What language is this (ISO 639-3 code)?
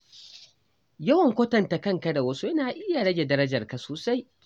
hau